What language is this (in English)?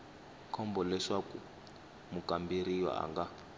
Tsonga